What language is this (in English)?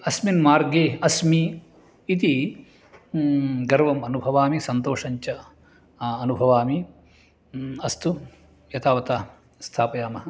Sanskrit